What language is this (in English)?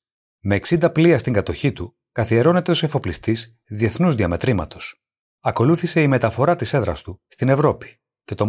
Greek